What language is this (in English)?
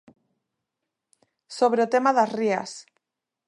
Galician